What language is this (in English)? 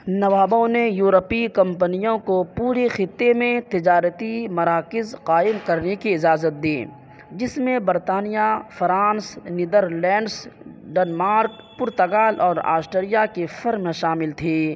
Urdu